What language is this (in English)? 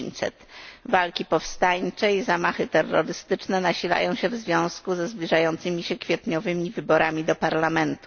Polish